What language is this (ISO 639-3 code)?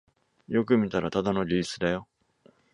jpn